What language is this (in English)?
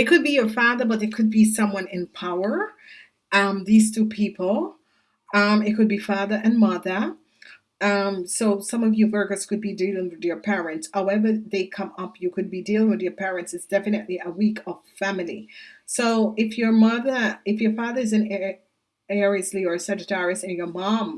English